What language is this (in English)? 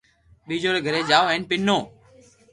Loarki